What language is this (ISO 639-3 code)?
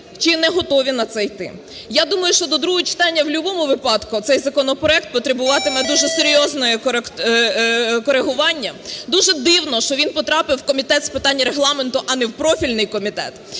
ukr